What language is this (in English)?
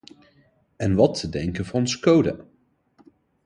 Dutch